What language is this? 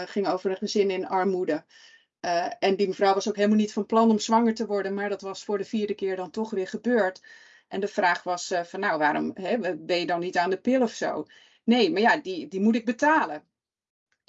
Dutch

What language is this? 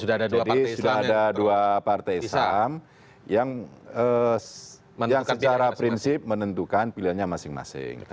Indonesian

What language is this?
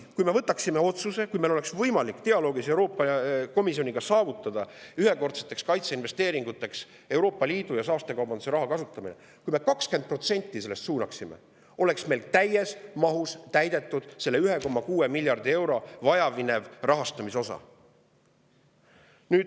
Estonian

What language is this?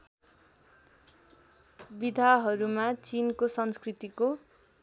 Nepali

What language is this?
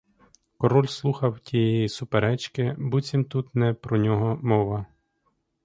Ukrainian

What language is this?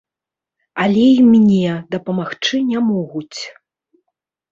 Belarusian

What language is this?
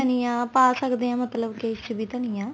Punjabi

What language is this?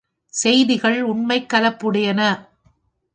Tamil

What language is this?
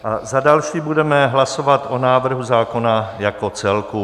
Czech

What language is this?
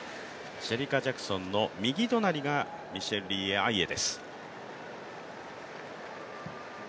Japanese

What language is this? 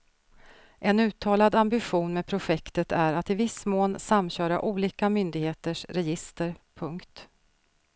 Swedish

